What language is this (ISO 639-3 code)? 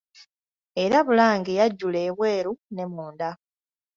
lug